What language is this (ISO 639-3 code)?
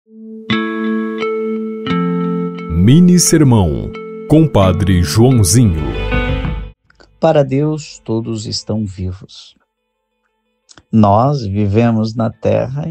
por